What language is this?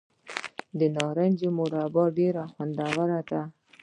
Pashto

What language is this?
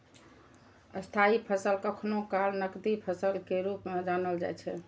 Maithili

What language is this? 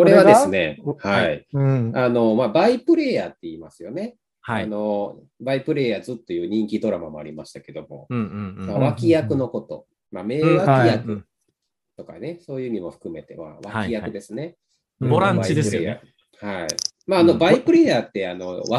Japanese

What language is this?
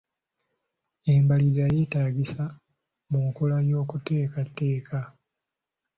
Ganda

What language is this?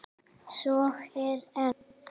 Icelandic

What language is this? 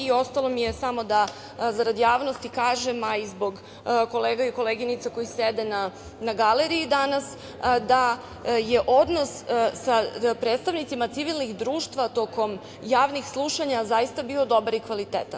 Serbian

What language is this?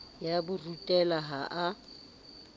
Southern Sotho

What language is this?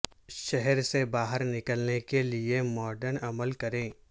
Urdu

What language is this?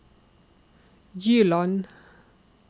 Norwegian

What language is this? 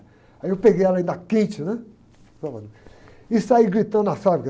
Portuguese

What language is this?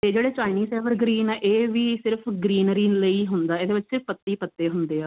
Punjabi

